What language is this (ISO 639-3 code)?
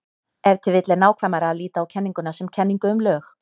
isl